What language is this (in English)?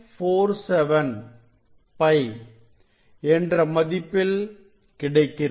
Tamil